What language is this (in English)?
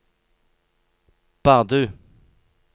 Norwegian